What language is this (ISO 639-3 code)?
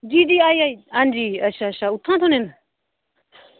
doi